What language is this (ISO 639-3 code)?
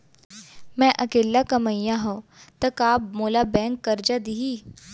hne